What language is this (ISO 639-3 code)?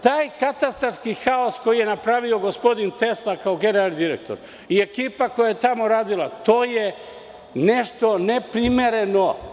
srp